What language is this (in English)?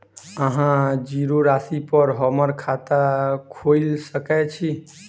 Maithili